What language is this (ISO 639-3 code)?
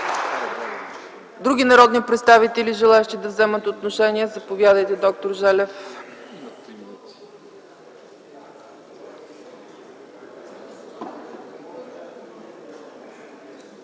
bul